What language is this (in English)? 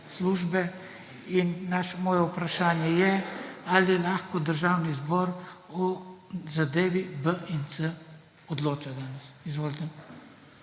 Slovenian